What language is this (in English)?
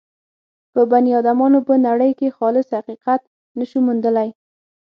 Pashto